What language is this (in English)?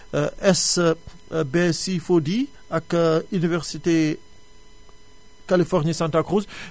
Wolof